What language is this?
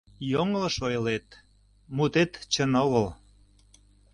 Mari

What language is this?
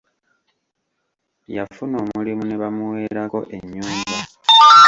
Ganda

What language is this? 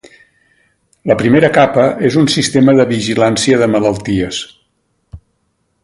Catalan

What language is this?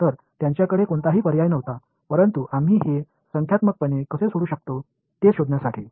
Marathi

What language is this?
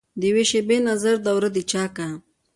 Pashto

